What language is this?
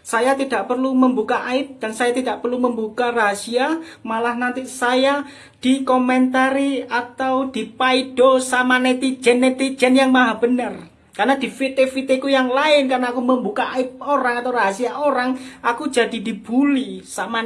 Indonesian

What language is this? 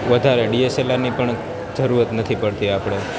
Gujarati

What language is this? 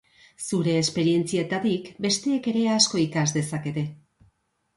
Basque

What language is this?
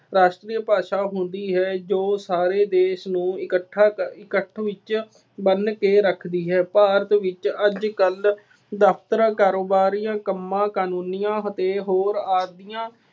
Punjabi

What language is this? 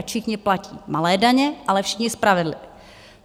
Czech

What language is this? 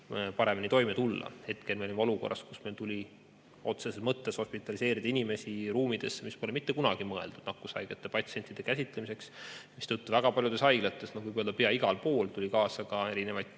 Estonian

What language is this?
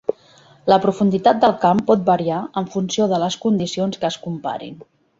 Catalan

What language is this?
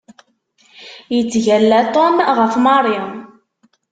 Kabyle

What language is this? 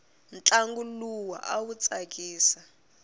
Tsonga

